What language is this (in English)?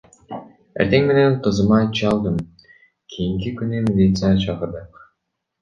Kyrgyz